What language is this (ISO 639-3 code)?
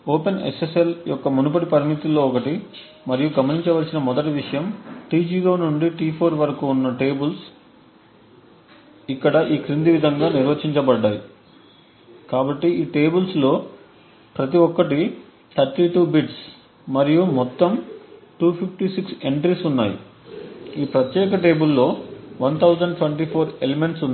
tel